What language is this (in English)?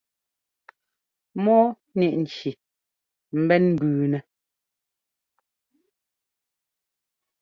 Ngomba